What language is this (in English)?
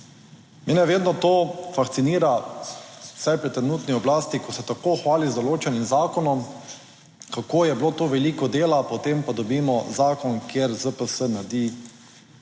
Slovenian